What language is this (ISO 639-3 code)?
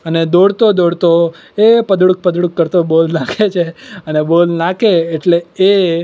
guj